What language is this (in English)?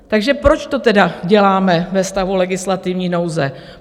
Czech